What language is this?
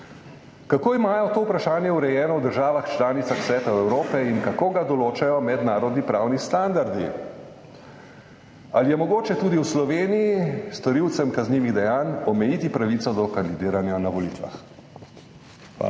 Slovenian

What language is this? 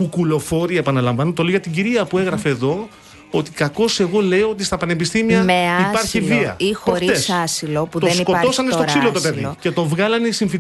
Greek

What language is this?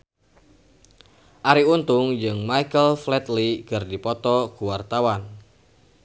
Sundanese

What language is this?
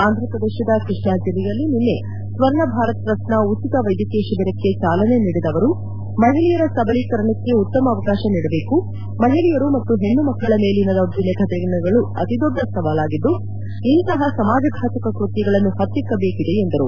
Kannada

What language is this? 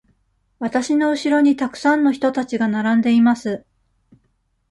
Japanese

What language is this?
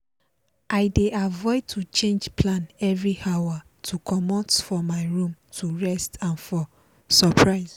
Nigerian Pidgin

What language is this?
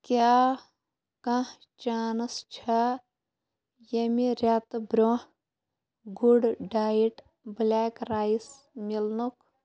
Kashmiri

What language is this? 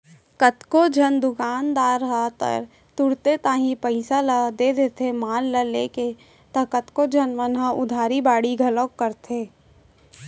Chhattisgarhi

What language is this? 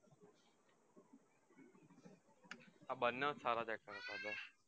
Gujarati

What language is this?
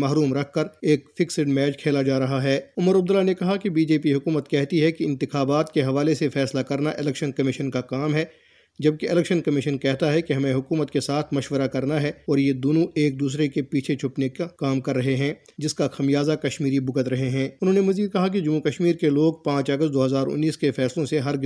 Urdu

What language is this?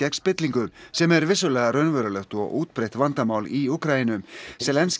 Icelandic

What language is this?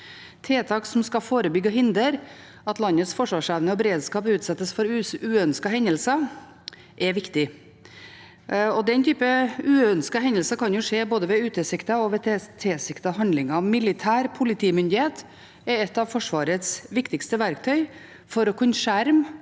Norwegian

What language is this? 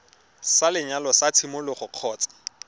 Tswana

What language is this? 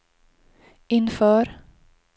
Swedish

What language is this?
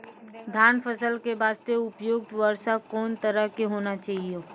Maithili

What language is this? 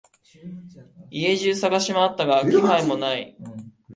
Japanese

